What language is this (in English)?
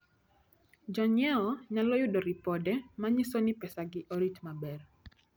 Luo (Kenya and Tanzania)